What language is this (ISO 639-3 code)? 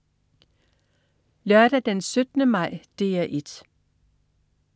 dan